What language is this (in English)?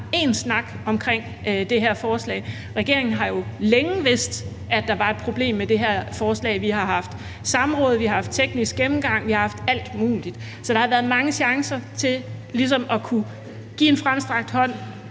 Danish